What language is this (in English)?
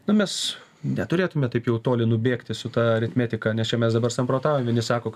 Lithuanian